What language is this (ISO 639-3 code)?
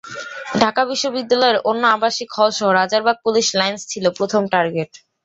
ben